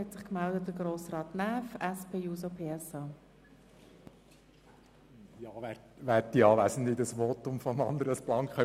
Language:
Swiss German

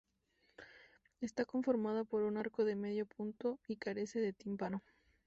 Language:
Spanish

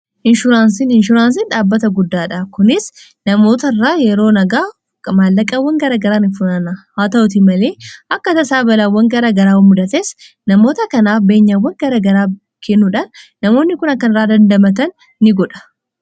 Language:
Oromo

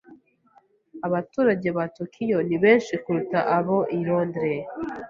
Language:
Kinyarwanda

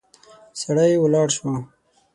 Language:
Pashto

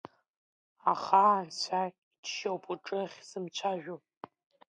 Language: Abkhazian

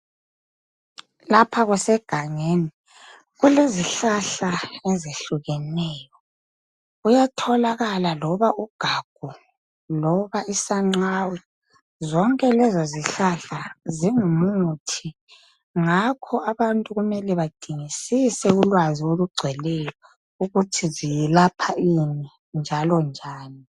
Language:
North Ndebele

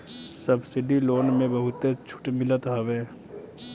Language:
Bhojpuri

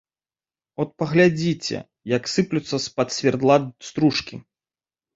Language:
Belarusian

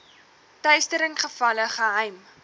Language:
Afrikaans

